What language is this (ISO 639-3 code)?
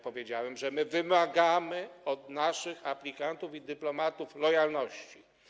pol